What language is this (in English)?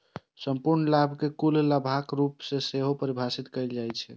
Maithili